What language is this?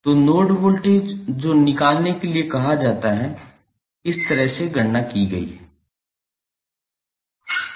Hindi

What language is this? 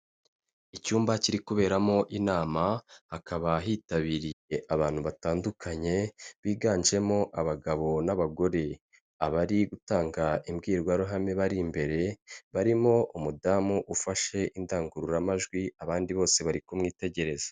Kinyarwanda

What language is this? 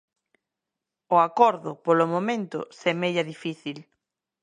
Galician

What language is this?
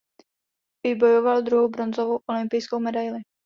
Czech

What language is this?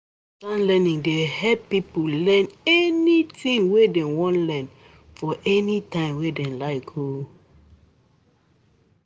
Nigerian Pidgin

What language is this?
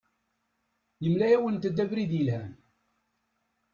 Kabyle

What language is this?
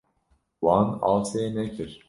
Kurdish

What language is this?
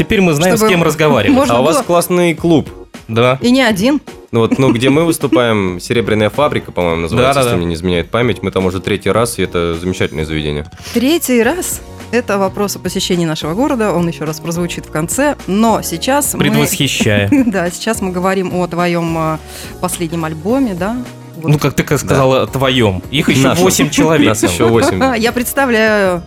Russian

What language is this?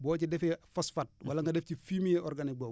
Wolof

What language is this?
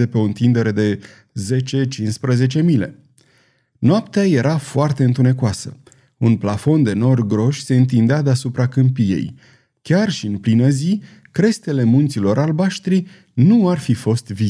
Romanian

